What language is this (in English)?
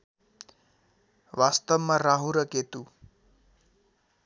Nepali